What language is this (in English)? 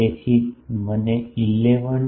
Gujarati